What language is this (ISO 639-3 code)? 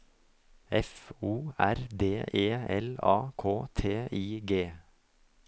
nor